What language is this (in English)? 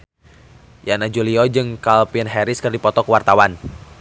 Sundanese